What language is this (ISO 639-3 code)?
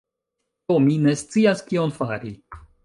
epo